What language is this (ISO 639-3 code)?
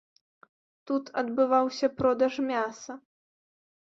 bel